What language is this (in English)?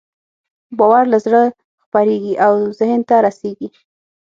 Pashto